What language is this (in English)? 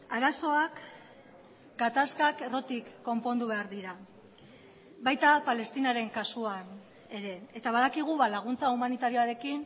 Basque